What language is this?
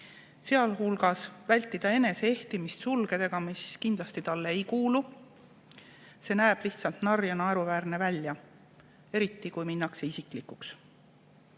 Estonian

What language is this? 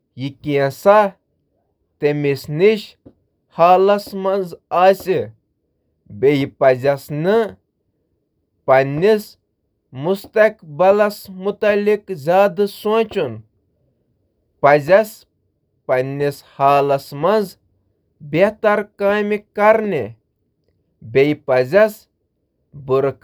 Kashmiri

